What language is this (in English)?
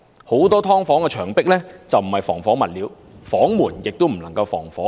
Cantonese